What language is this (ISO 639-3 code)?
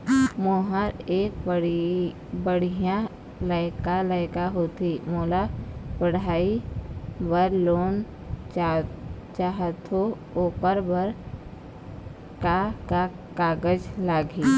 hne